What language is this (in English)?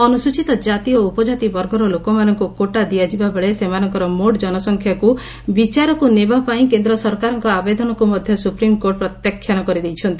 Odia